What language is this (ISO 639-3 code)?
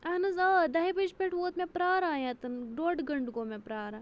kas